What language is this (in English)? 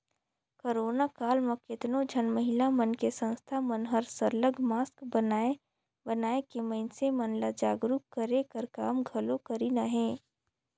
Chhattisgarhi